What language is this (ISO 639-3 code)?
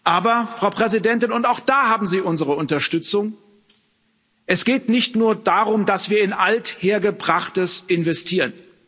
deu